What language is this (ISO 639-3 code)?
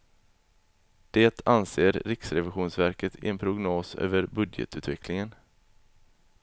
swe